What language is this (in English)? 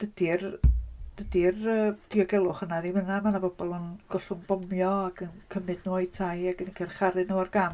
Welsh